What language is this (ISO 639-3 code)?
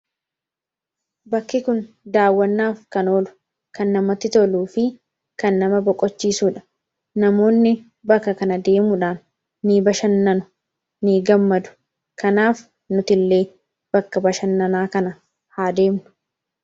orm